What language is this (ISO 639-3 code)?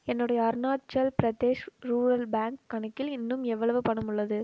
tam